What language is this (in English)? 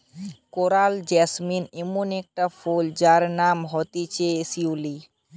Bangla